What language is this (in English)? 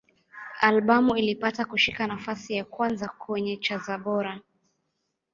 Swahili